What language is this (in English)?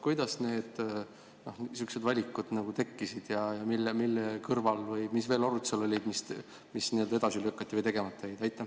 Estonian